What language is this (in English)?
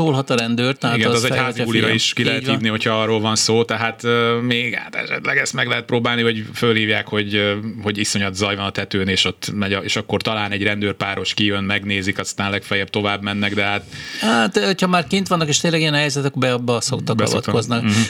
Hungarian